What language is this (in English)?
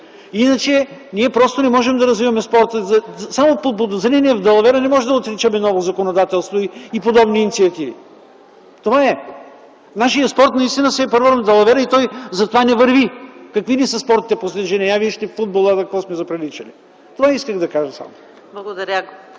Bulgarian